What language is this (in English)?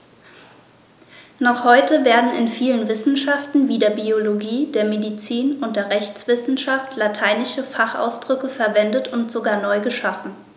German